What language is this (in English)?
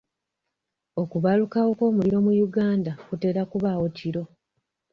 Ganda